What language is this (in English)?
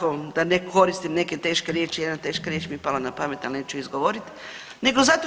Croatian